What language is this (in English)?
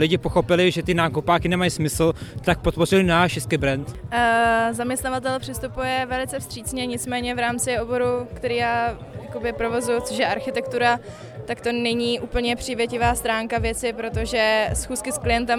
Czech